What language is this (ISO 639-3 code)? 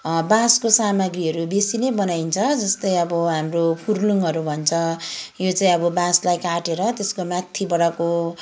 nep